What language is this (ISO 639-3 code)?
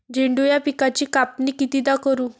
mar